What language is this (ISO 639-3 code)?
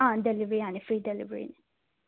mni